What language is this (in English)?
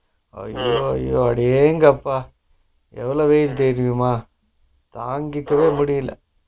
Tamil